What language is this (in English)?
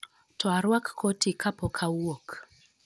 Luo (Kenya and Tanzania)